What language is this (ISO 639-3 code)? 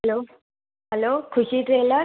snd